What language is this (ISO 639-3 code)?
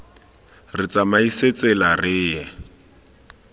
tsn